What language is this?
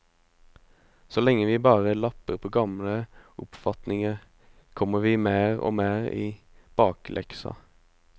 Norwegian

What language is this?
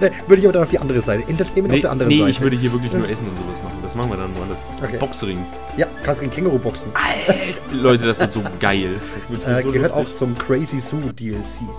German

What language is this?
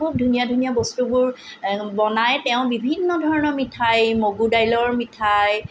Assamese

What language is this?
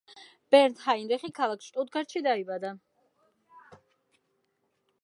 Georgian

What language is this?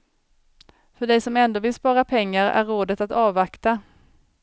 Swedish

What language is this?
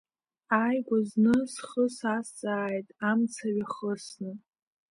Abkhazian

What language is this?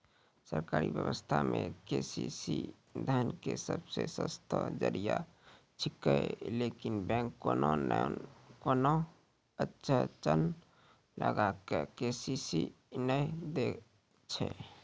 Maithili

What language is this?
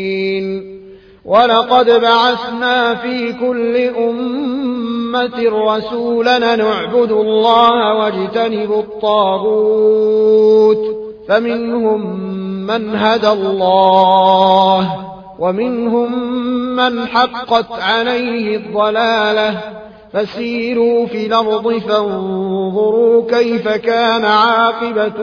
Arabic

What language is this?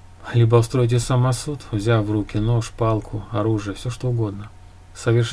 Russian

